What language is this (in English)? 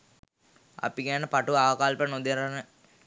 Sinhala